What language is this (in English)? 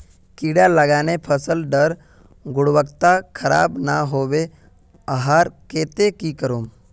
Magahi